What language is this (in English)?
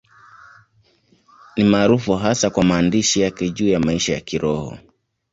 Swahili